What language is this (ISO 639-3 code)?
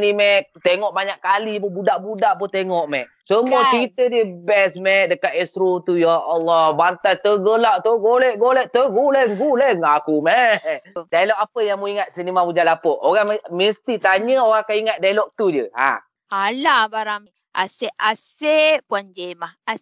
msa